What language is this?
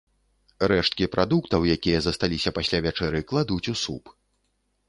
Belarusian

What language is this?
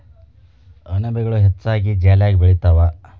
Kannada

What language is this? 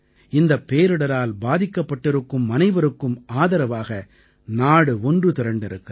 Tamil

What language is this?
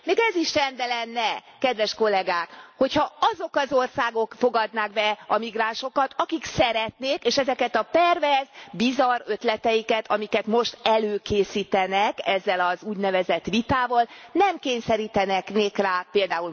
Hungarian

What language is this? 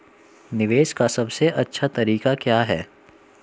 Hindi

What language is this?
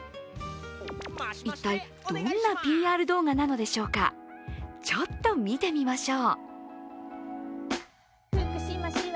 Japanese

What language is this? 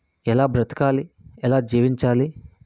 Telugu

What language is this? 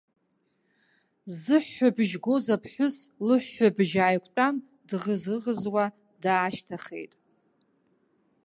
Abkhazian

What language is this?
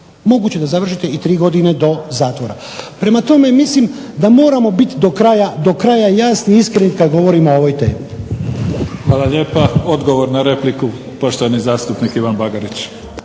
Croatian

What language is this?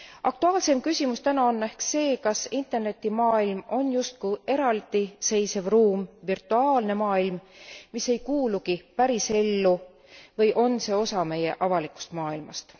Estonian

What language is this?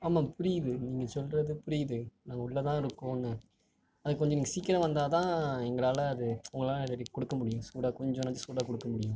Tamil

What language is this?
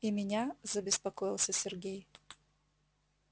Russian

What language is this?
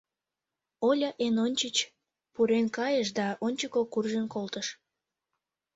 Mari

